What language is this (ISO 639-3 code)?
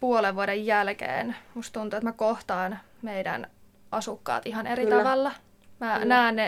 fin